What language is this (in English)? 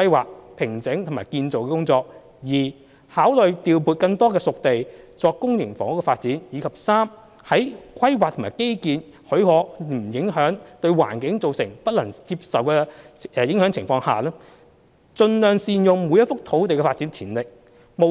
Cantonese